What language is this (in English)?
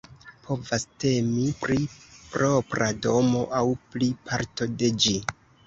Esperanto